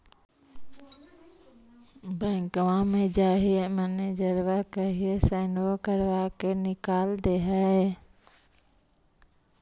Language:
Magahi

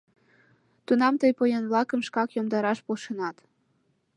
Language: Mari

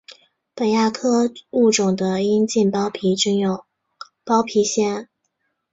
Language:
Chinese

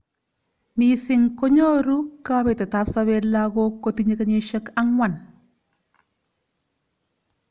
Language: Kalenjin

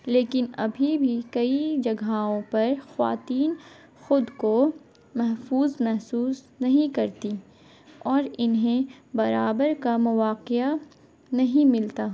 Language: Urdu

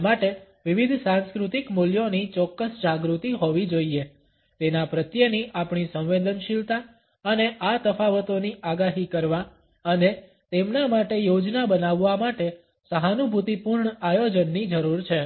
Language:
Gujarati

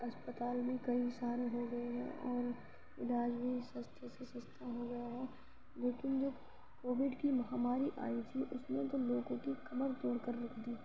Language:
Urdu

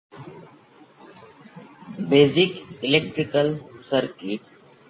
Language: Gujarati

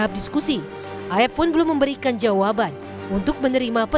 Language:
Indonesian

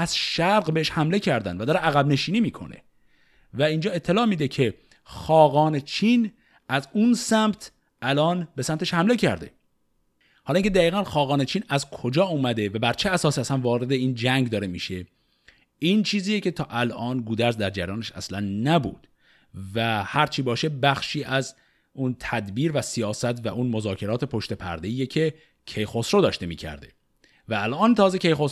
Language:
Persian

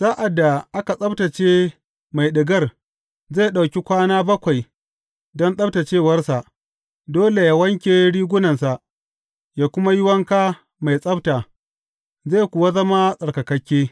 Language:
Hausa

